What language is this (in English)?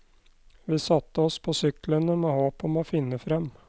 Norwegian